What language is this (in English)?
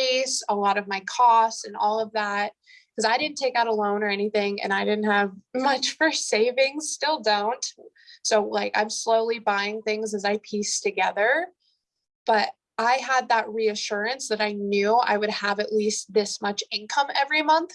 English